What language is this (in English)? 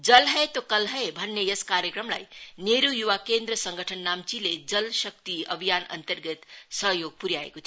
Nepali